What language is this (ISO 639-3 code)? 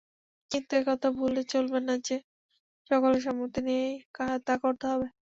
ben